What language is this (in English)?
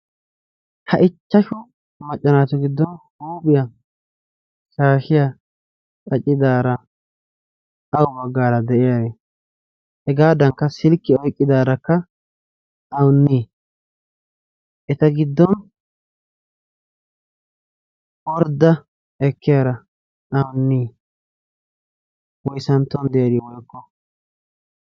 Wolaytta